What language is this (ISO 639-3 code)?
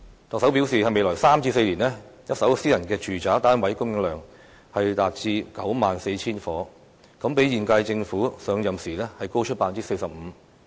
yue